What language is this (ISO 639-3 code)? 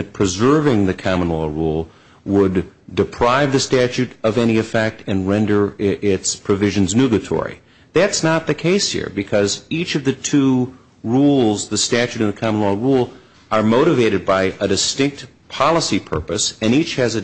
eng